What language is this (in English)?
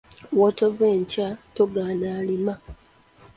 Ganda